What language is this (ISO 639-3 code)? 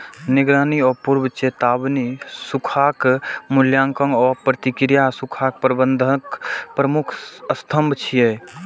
mai